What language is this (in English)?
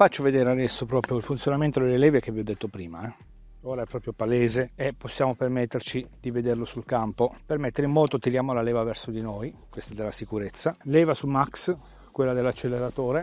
Italian